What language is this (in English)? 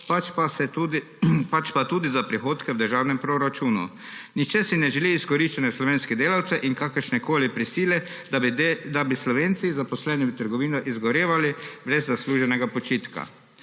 Slovenian